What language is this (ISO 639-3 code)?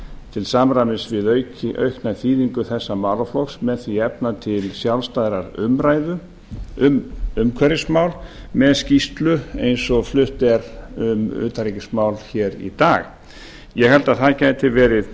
isl